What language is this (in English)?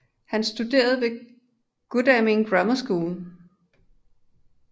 Danish